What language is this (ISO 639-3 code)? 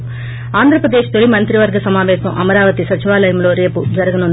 tel